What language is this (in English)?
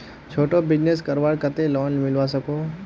Magahi